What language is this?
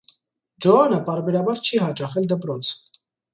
Armenian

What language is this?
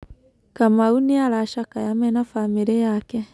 Kikuyu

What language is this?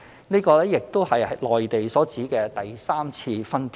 Cantonese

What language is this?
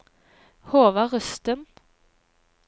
Norwegian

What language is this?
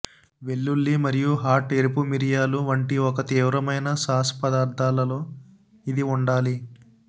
Telugu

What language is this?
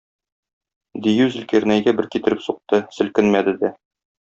Tatar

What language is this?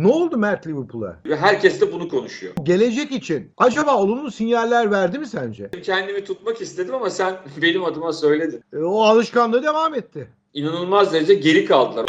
Turkish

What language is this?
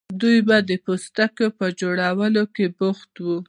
Pashto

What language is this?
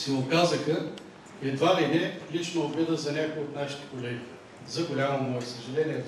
Bulgarian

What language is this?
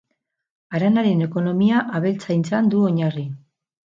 Basque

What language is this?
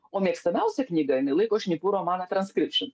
Lithuanian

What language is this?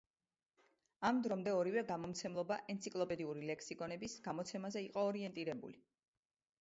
Georgian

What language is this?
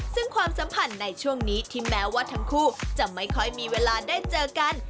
Thai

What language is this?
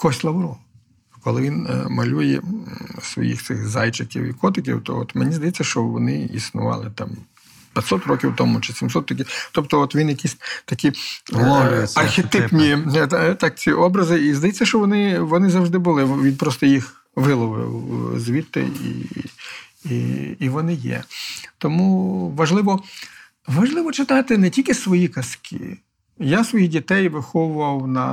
Ukrainian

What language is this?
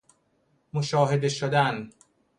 Persian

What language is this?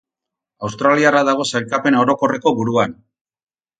Basque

